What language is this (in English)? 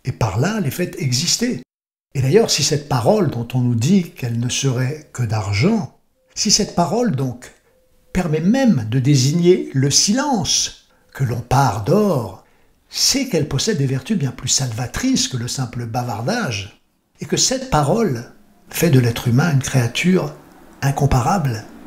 French